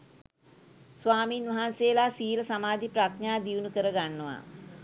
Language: Sinhala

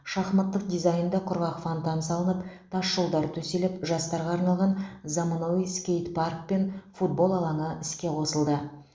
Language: Kazakh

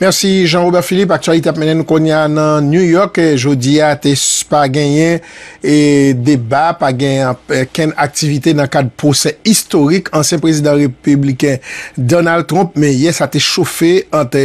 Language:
French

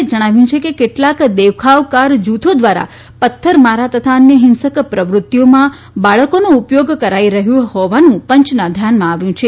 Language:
Gujarati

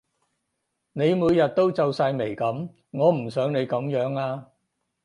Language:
Cantonese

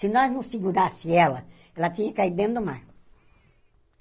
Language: Portuguese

